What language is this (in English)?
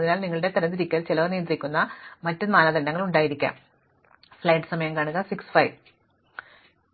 Malayalam